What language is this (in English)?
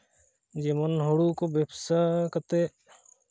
Santali